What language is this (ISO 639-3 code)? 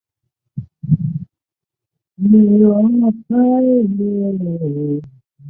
zho